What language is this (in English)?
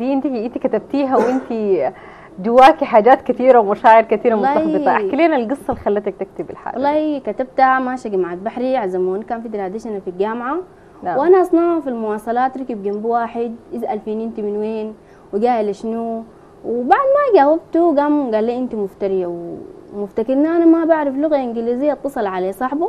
Arabic